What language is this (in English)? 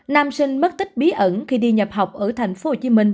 Vietnamese